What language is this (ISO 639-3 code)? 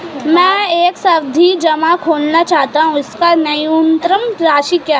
hin